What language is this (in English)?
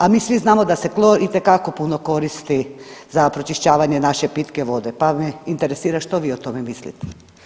Croatian